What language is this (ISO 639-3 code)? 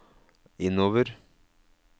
nor